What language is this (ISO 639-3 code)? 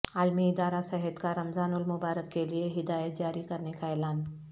urd